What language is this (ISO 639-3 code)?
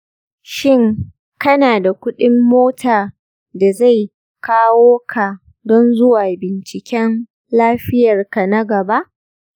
hau